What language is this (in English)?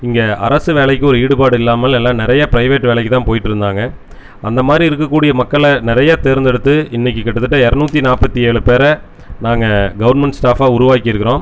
Tamil